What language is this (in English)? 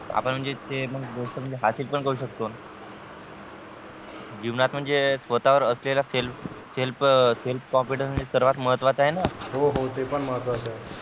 Marathi